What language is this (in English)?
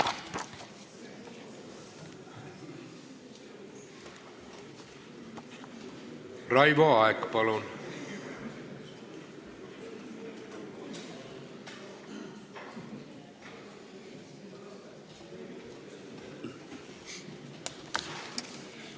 Estonian